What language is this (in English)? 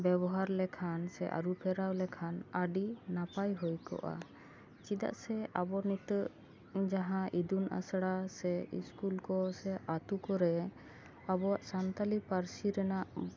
Santali